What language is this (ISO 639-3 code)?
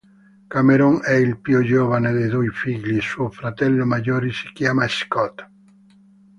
ita